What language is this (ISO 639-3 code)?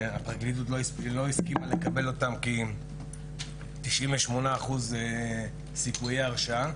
heb